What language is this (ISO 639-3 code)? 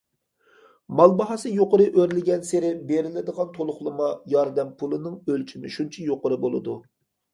uig